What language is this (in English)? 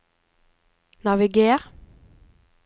Norwegian